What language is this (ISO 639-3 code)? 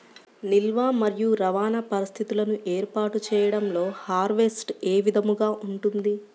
tel